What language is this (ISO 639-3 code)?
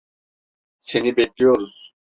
tur